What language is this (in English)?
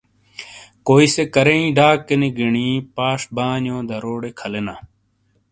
Shina